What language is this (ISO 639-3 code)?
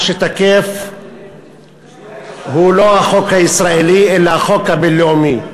heb